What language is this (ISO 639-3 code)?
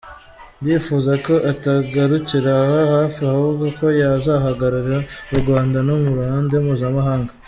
kin